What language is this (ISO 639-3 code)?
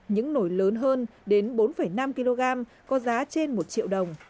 vie